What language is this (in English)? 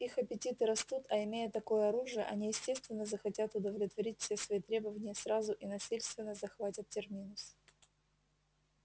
Russian